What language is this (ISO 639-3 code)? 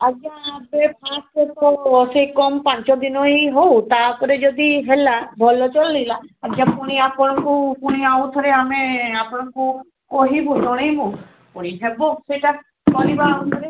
ori